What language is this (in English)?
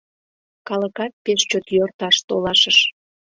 Mari